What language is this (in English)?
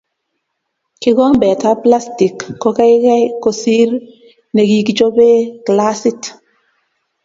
Kalenjin